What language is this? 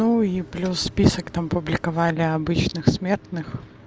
Russian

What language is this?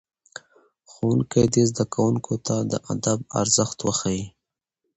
Pashto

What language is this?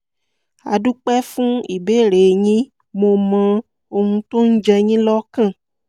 Yoruba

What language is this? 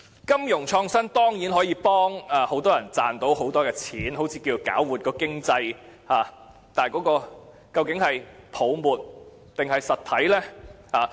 Cantonese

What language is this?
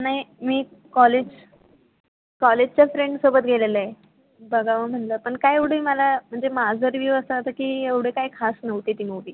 Marathi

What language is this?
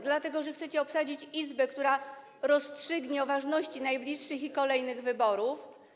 Polish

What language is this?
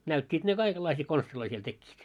Finnish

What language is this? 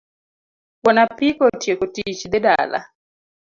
Luo (Kenya and Tanzania)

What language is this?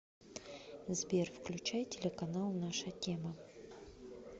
Russian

